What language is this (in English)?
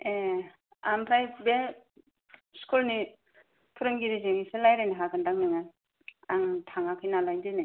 Bodo